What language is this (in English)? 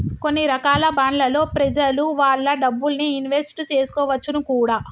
Telugu